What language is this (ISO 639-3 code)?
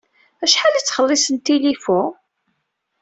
kab